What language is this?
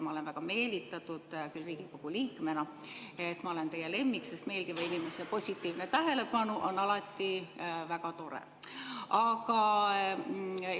Estonian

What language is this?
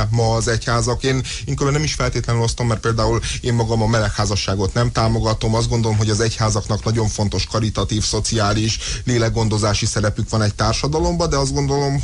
Hungarian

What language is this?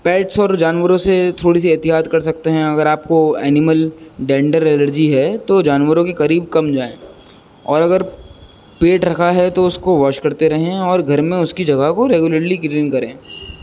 Urdu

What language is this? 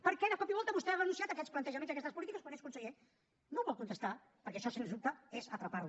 Catalan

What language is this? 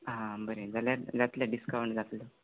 Konkani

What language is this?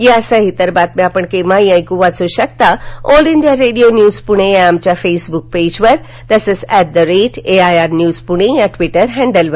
Marathi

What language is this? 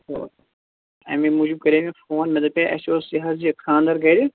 Kashmiri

